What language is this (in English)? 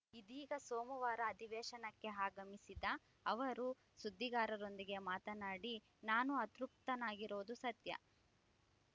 Kannada